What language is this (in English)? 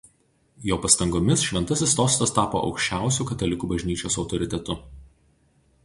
Lithuanian